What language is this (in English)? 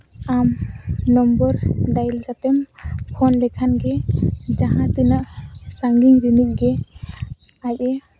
Santali